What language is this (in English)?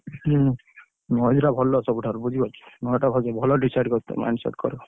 Odia